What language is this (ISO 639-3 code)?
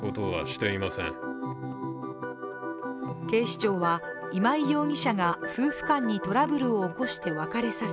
jpn